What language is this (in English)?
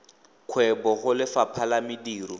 Tswana